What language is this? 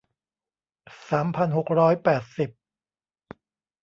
Thai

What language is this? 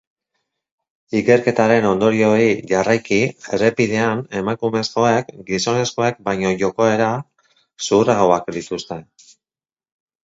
Basque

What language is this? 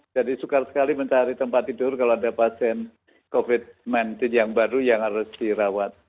Indonesian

